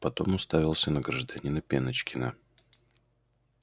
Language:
Russian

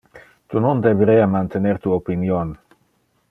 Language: Interlingua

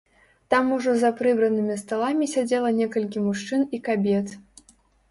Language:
Belarusian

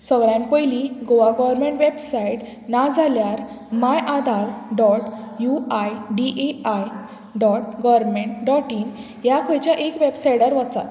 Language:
Konkani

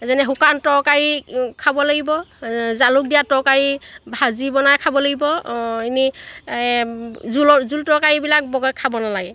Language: Assamese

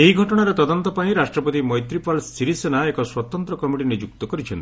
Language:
Odia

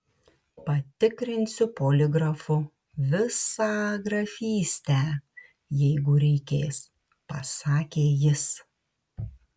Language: Lithuanian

